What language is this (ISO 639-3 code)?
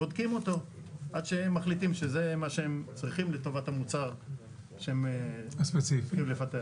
heb